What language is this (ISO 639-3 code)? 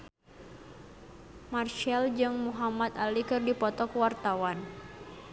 sun